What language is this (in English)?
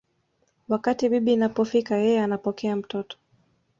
Swahili